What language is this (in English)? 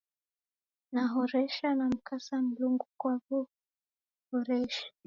Taita